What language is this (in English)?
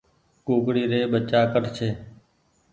Goaria